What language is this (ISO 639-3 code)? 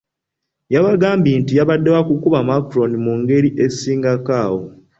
lug